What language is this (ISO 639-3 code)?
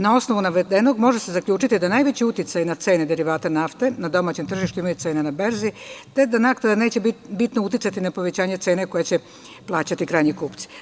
srp